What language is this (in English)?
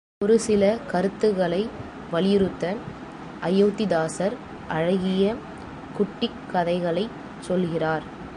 Tamil